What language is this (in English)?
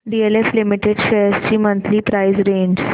Marathi